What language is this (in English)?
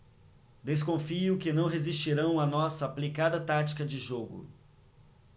Portuguese